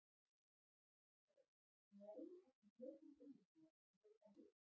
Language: Icelandic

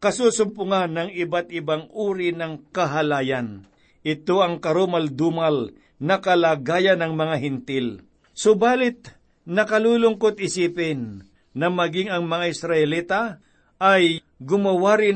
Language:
Filipino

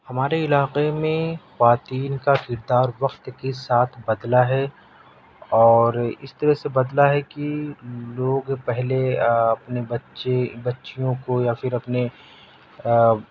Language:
Urdu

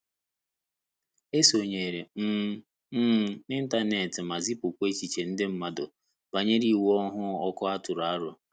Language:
Igbo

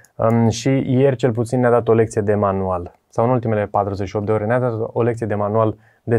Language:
Romanian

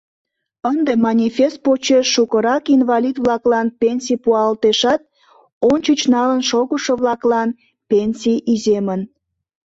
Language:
Mari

